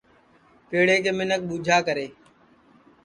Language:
Sansi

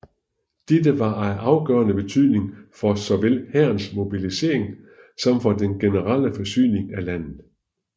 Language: Danish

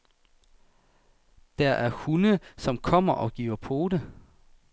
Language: Danish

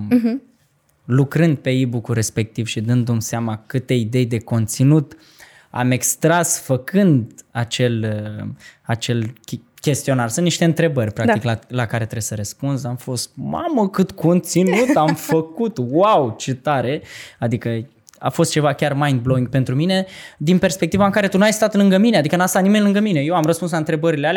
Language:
Romanian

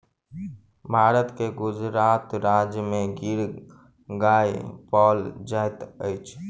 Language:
Maithili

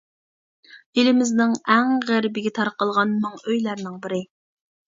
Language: Uyghur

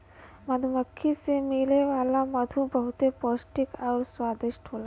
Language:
Bhojpuri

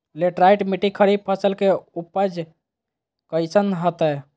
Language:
Magahi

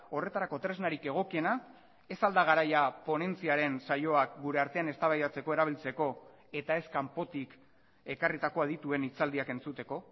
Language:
Basque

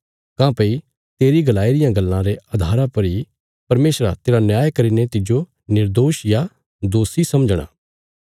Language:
Bilaspuri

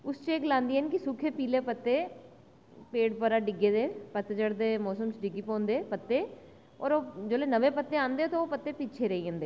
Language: Dogri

